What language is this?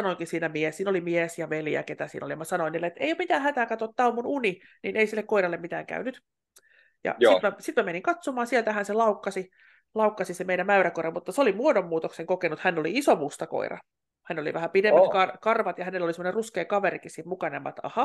Finnish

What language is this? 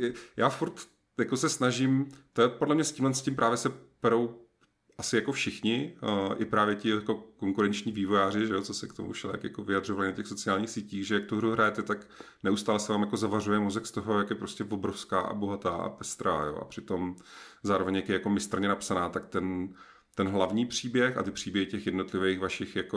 Czech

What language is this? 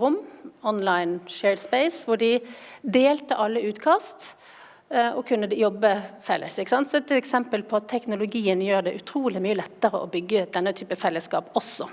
Norwegian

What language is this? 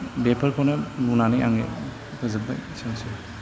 Bodo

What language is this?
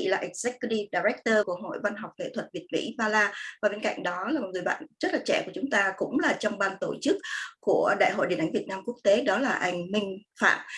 Vietnamese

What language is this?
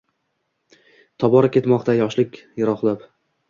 Uzbek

